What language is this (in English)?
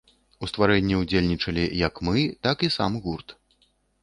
Belarusian